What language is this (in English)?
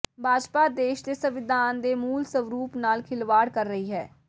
Punjabi